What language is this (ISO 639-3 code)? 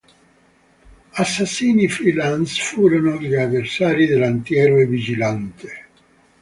ita